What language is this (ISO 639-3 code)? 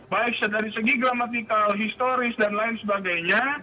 ind